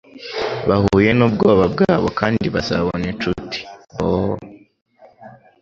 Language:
Kinyarwanda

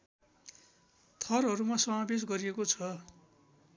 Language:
Nepali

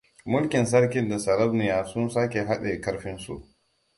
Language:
Hausa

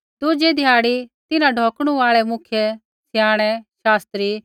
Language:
Kullu Pahari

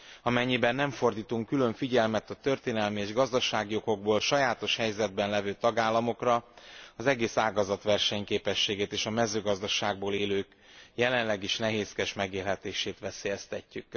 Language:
Hungarian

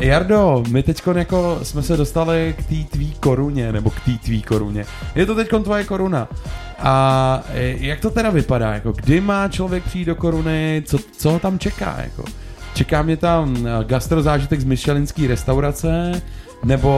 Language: Czech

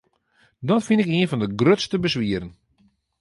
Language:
Western Frisian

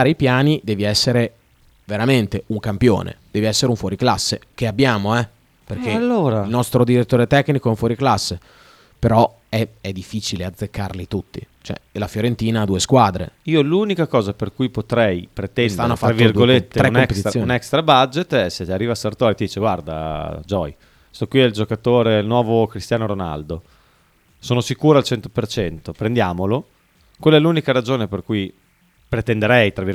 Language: Italian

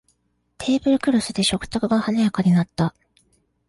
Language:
Japanese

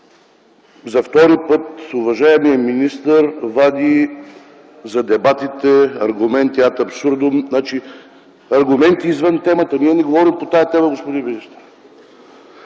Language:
Bulgarian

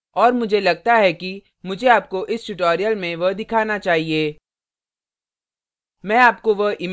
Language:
Hindi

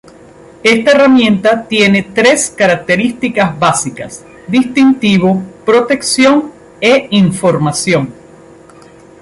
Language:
Spanish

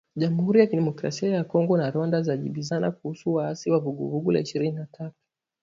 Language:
Swahili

